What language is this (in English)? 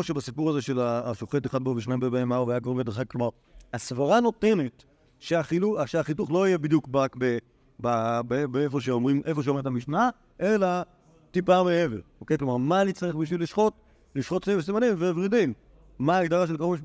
Hebrew